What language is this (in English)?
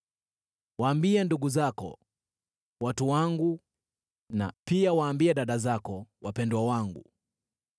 Swahili